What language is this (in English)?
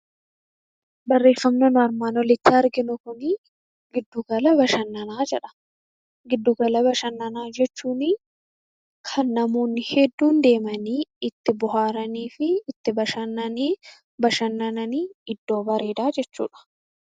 Oromo